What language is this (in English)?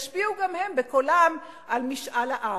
Hebrew